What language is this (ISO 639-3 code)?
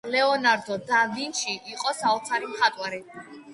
kat